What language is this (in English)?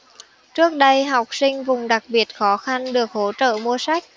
Vietnamese